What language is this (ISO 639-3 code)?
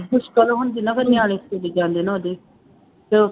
pan